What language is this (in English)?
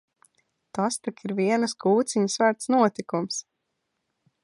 Latvian